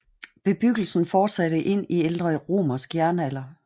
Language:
Danish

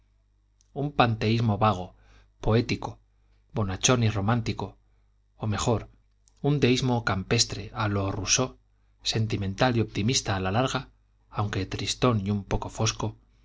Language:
Spanish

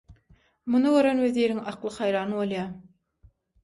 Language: Turkmen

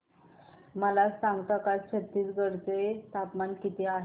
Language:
Marathi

